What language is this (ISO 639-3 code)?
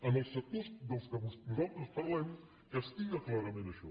cat